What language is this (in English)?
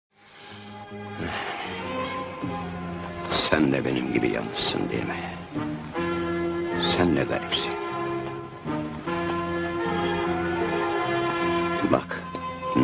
Turkish